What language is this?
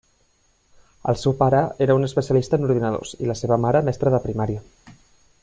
Catalan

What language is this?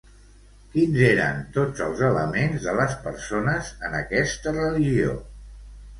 Catalan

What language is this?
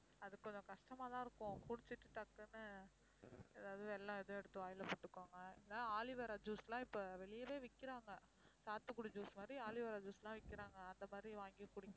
Tamil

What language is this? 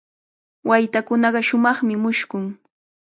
Cajatambo North Lima Quechua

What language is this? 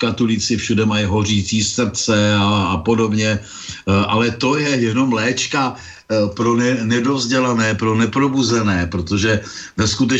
Czech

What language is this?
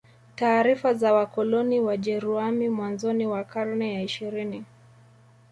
Swahili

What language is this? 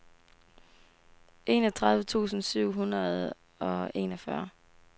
Danish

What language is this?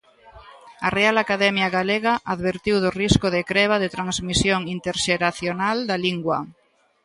Galician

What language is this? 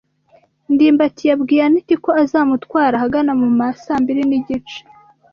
Kinyarwanda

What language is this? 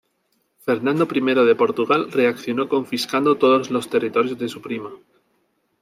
Spanish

